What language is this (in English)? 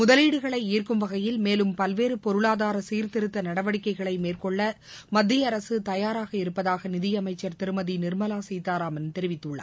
Tamil